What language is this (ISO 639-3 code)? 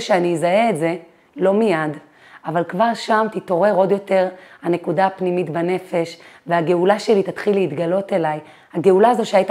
heb